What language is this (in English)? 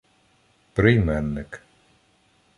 Ukrainian